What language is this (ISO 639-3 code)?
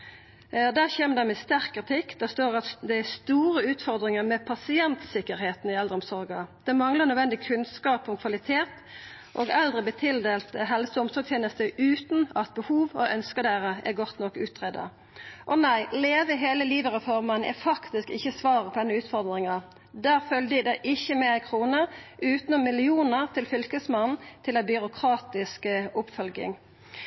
nno